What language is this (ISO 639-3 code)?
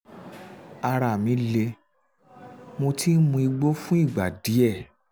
yor